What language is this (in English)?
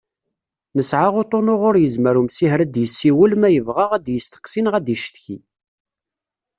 Kabyle